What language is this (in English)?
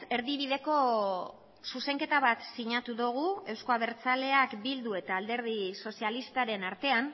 Basque